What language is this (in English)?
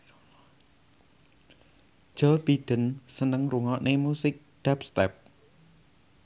Javanese